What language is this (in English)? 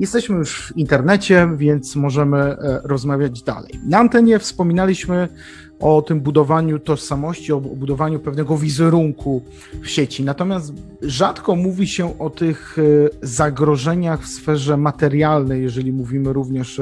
Polish